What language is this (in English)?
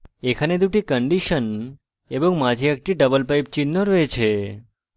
Bangla